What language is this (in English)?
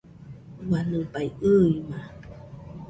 Nüpode Huitoto